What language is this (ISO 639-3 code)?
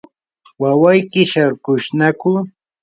qur